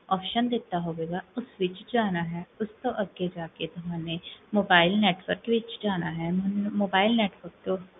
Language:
Punjabi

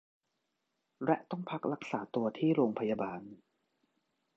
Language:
Thai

